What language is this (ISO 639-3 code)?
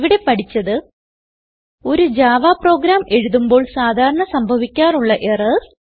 mal